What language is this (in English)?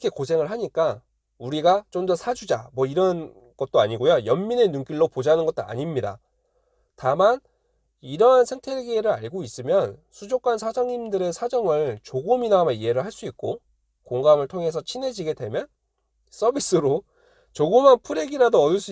Korean